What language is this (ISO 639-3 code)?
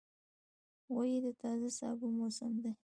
pus